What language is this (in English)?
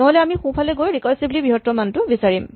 Assamese